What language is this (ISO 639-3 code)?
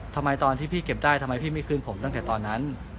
tha